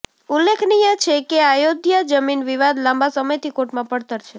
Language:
Gujarati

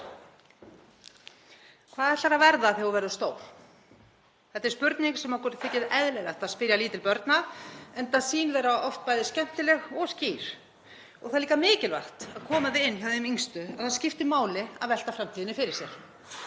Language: Icelandic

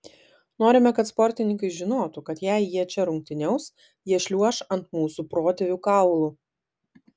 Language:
Lithuanian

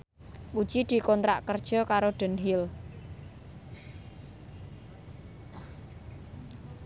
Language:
Javanese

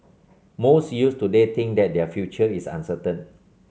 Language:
English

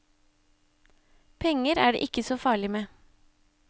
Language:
Norwegian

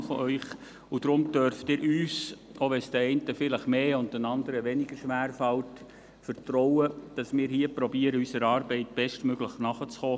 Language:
Swiss German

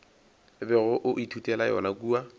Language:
Northern Sotho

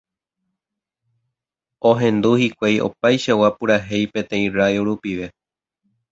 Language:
Guarani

